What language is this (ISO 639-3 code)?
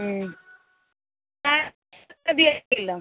mai